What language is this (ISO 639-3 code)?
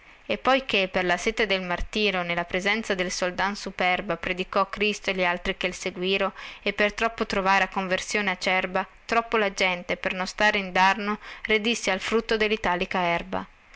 ita